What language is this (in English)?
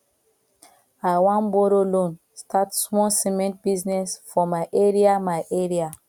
Nigerian Pidgin